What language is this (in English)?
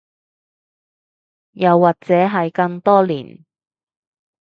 Cantonese